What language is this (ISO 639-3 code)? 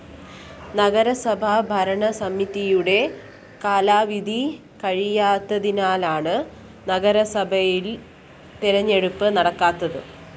mal